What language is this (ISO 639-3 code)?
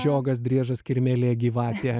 lit